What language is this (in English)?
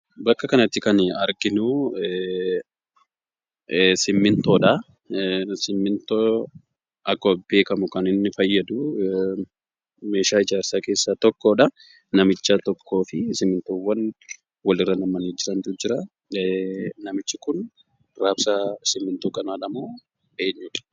Oromo